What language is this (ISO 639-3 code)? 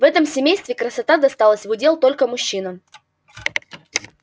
rus